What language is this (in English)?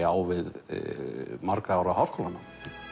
Icelandic